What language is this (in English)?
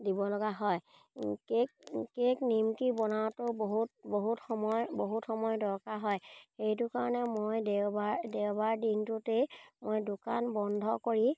Assamese